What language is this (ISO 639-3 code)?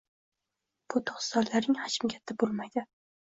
uzb